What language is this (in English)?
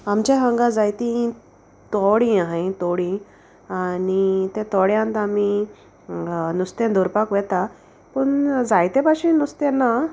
Konkani